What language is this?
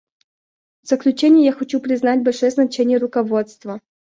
Russian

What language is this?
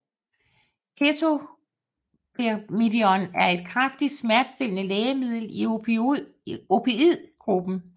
Danish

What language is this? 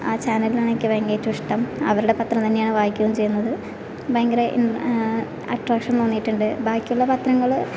Malayalam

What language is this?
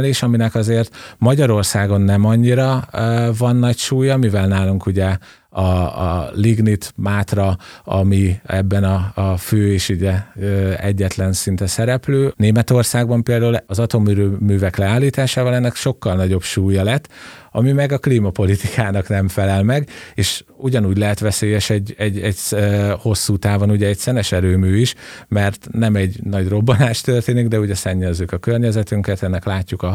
Hungarian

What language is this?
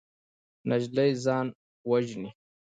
Pashto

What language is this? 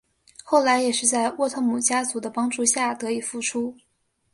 Chinese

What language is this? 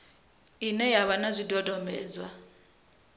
Venda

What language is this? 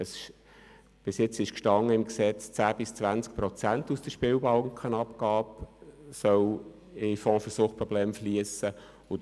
Swiss German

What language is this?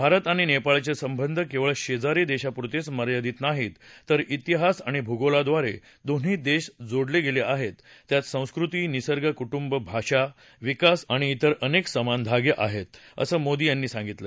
Marathi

